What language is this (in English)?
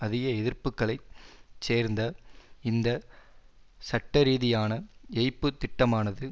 Tamil